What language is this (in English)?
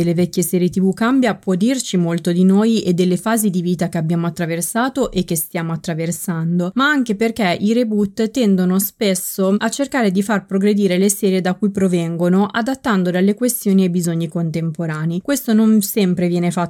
Italian